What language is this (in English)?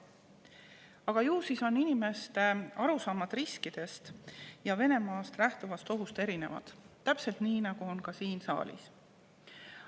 Estonian